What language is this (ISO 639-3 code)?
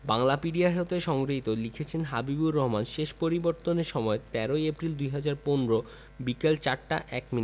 ben